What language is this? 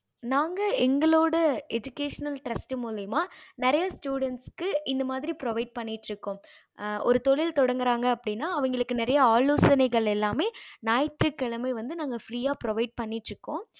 Tamil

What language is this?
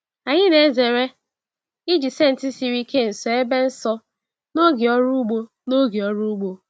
Igbo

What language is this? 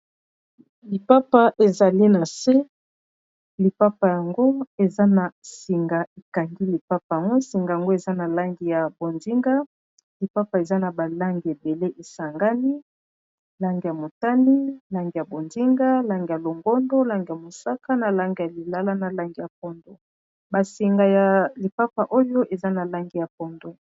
Lingala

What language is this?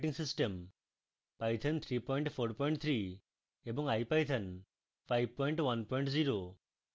Bangla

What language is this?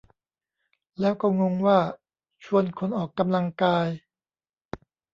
Thai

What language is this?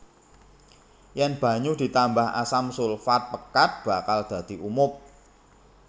Javanese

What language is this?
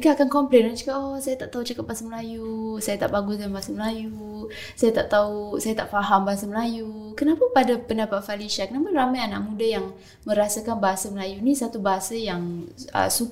Malay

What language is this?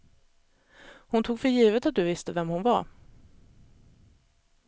Swedish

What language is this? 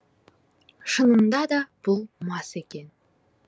Kazakh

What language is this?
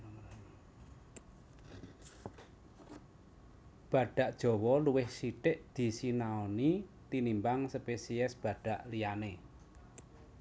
Javanese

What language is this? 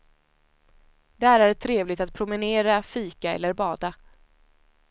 Swedish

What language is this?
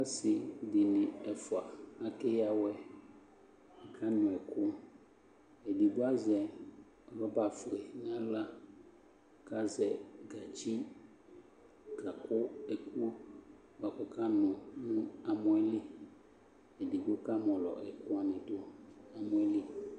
Ikposo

